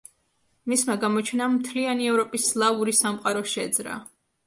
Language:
Georgian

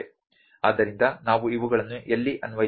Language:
Kannada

